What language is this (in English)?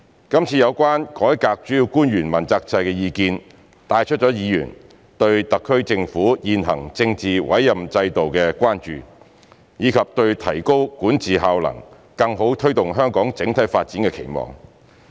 Cantonese